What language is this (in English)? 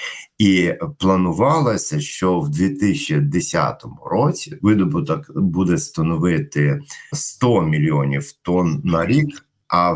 Ukrainian